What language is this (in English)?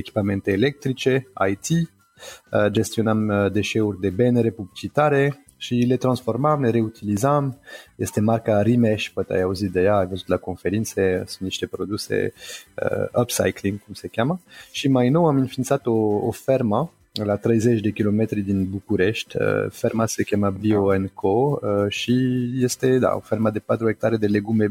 Romanian